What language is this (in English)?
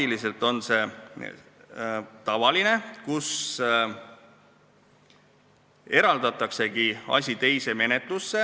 Estonian